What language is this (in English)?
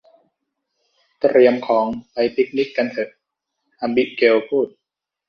Thai